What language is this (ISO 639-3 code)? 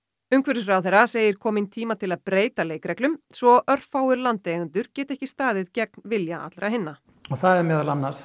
isl